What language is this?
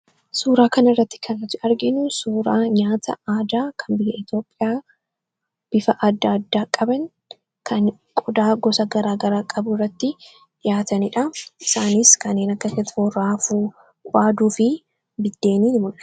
Oromo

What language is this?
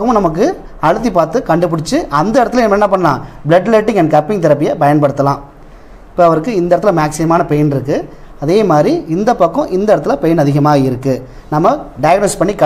Tamil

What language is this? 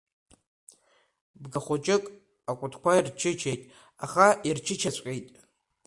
Abkhazian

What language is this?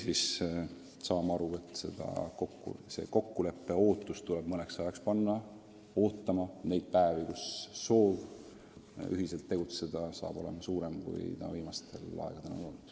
Estonian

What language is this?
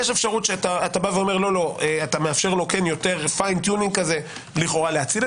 Hebrew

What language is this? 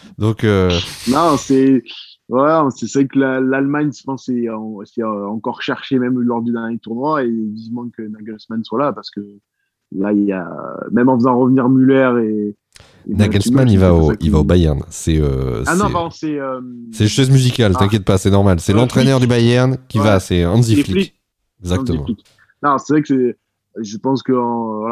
French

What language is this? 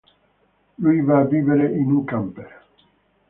Italian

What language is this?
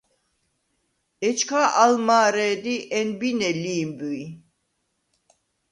Svan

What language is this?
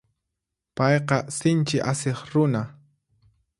Puno Quechua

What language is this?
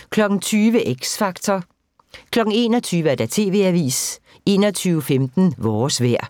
Danish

